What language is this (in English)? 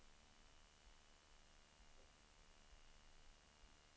Swedish